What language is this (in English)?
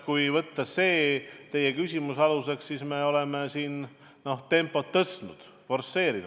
Estonian